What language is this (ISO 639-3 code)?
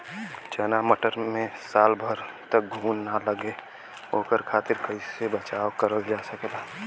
bho